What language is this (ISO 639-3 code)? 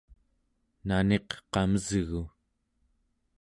esu